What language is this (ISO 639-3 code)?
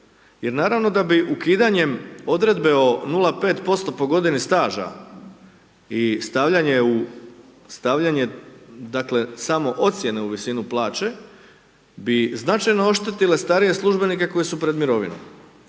hrv